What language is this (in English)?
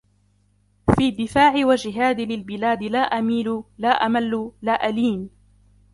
Arabic